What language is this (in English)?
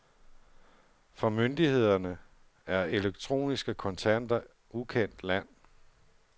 Danish